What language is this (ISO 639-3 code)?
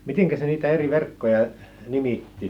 fin